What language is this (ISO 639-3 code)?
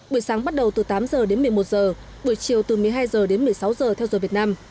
vie